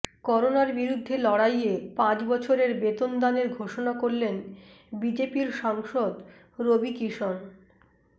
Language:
Bangla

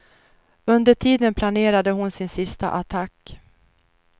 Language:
Swedish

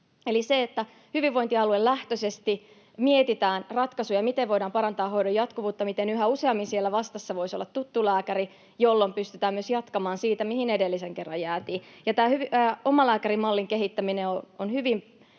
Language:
Finnish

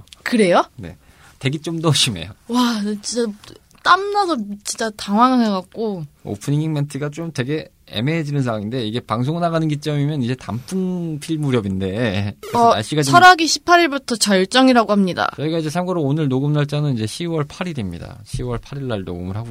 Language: Korean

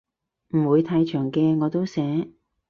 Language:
Cantonese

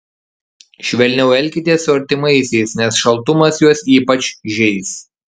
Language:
Lithuanian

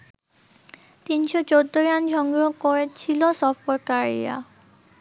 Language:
Bangla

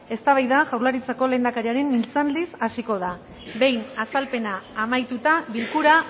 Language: Basque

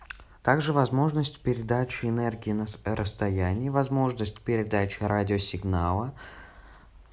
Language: Russian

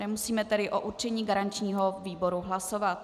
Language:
Czech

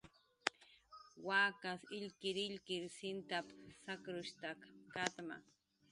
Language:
Jaqaru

